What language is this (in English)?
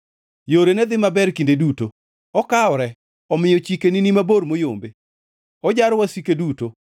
Luo (Kenya and Tanzania)